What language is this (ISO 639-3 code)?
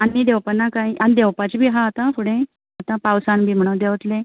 kok